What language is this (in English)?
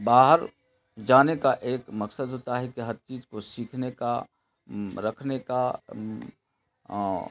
Urdu